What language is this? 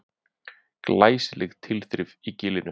Icelandic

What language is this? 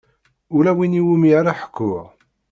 Kabyle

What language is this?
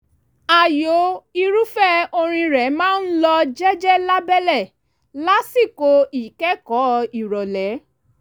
Yoruba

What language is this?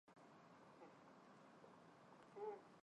Chinese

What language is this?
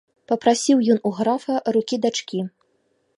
Belarusian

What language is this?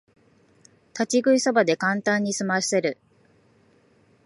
Japanese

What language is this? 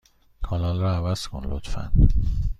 Persian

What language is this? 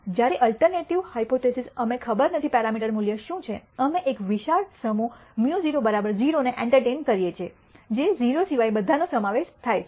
Gujarati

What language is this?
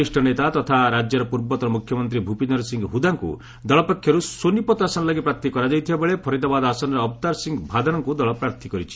Odia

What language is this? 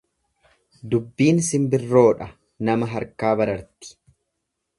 Oromo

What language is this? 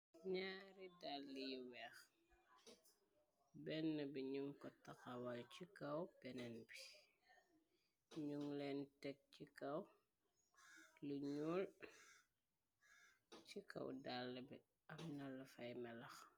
Wolof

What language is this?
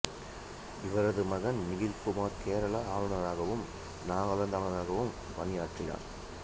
Tamil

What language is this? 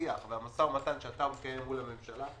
Hebrew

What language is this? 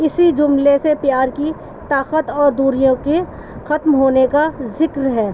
Urdu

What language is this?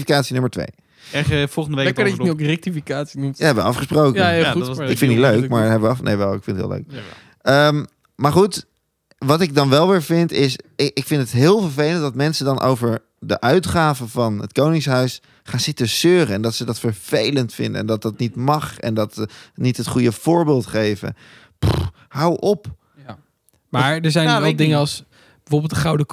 Dutch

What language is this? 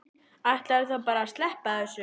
Icelandic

